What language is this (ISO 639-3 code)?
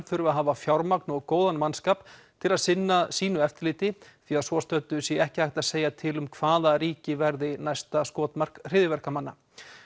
isl